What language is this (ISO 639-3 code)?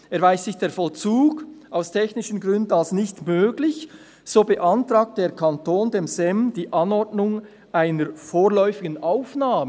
gsw